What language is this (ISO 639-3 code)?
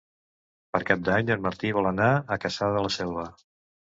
cat